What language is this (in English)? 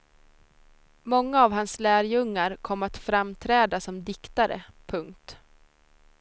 Swedish